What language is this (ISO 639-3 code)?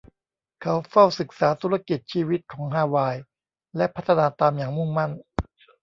tha